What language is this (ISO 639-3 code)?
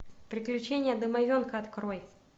rus